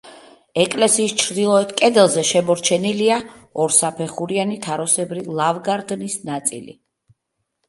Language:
Georgian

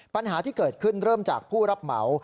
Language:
Thai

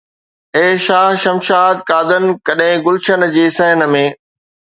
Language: Sindhi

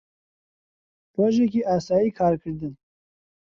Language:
Central Kurdish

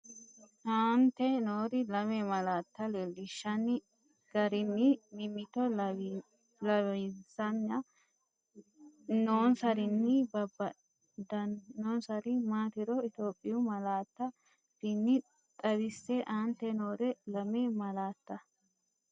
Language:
Sidamo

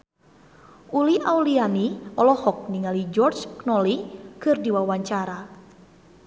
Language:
Sundanese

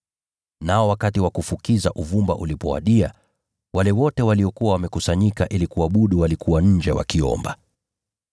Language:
Swahili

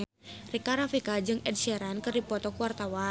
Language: Sundanese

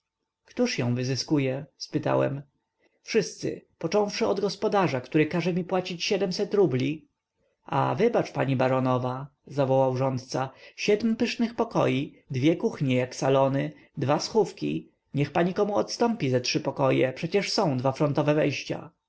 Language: Polish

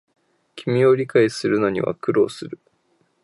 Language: Japanese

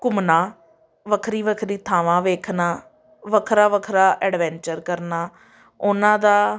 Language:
Punjabi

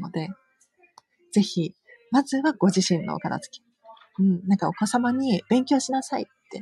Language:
Japanese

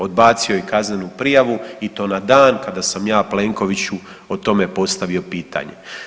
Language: Croatian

